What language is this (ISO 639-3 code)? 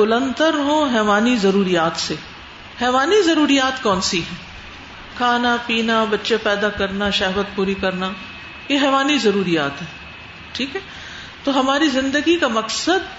urd